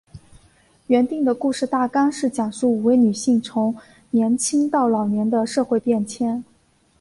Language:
Chinese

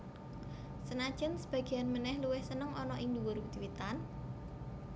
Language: Javanese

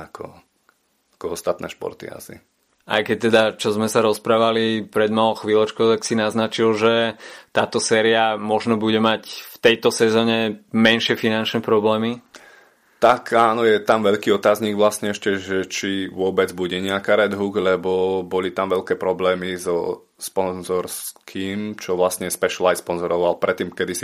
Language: Slovak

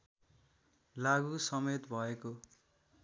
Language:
Nepali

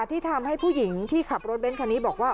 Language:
Thai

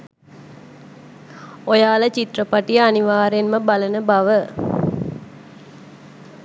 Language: Sinhala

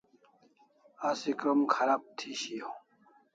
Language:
Kalasha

